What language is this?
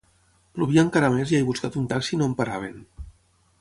Catalan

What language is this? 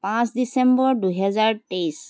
Assamese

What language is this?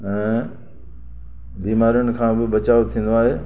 Sindhi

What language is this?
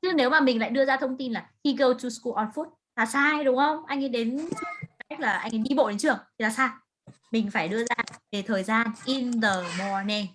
Vietnamese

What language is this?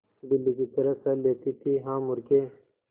Hindi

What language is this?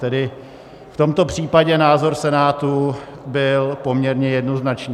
Czech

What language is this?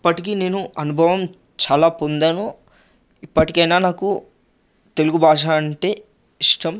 Telugu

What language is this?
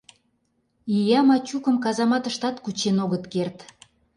Mari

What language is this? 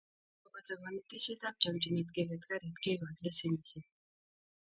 Kalenjin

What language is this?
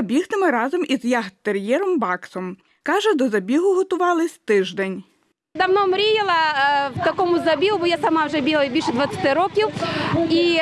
Ukrainian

